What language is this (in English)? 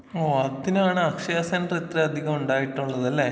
Malayalam